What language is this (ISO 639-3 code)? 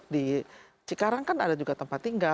ind